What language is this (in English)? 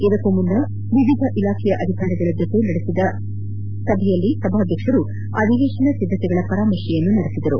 Kannada